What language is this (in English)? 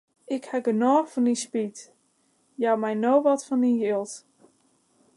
Western Frisian